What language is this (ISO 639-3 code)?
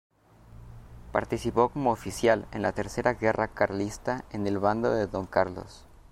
spa